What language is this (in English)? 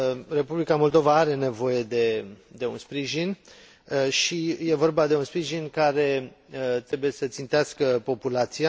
Romanian